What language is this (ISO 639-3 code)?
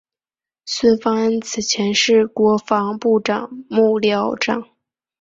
zho